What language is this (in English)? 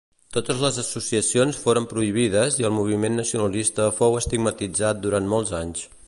Catalan